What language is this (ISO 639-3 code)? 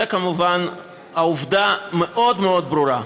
heb